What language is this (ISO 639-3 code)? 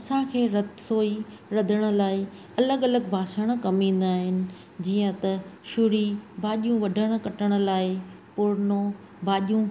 snd